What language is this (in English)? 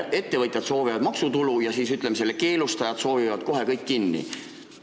Estonian